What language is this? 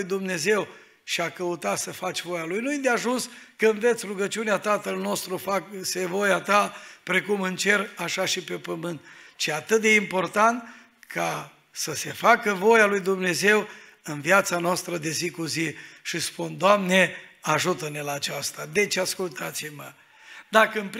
Romanian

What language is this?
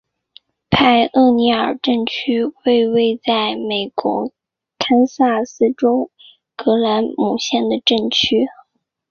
Chinese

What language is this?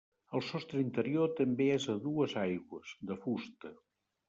Catalan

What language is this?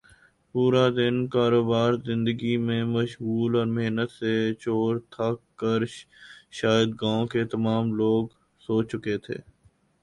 Urdu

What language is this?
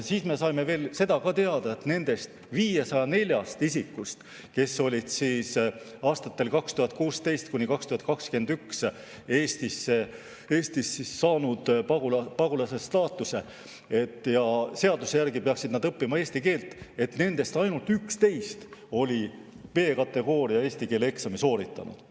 Estonian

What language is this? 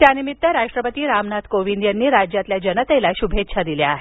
Marathi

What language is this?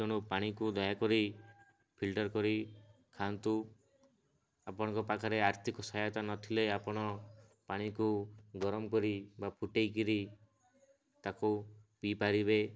Odia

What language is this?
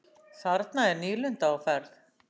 Icelandic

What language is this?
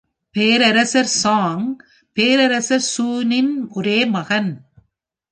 Tamil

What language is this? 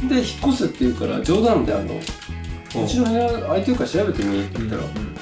Japanese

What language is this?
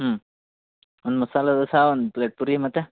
Kannada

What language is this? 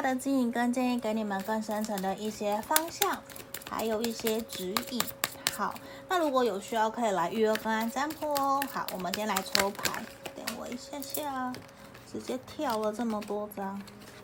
Chinese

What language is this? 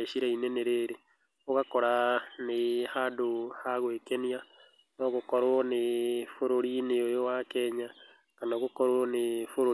Kikuyu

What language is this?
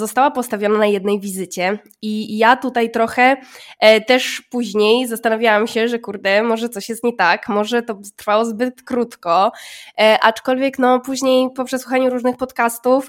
Polish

